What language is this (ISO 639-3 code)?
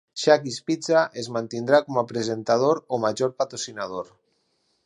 cat